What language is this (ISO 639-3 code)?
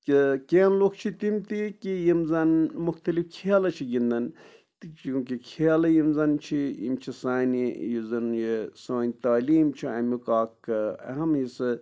kas